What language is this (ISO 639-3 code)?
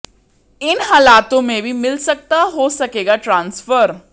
hin